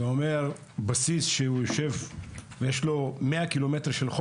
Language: Hebrew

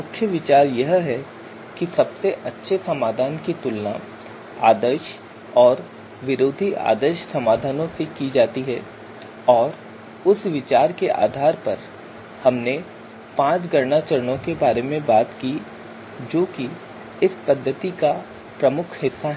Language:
Hindi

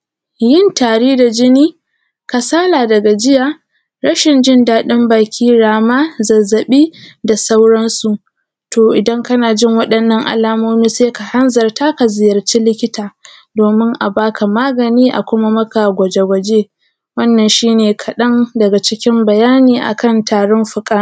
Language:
Hausa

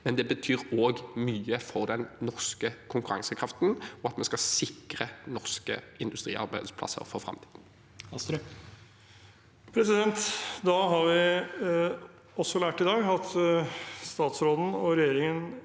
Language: Norwegian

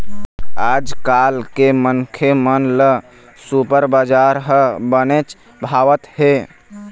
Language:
Chhattisgarhi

